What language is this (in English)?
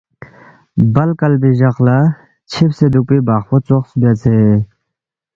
Balti